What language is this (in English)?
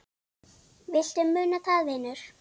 Icelandic